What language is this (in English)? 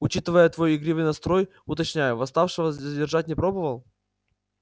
Russian